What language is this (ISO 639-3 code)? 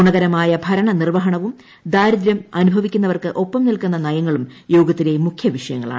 mal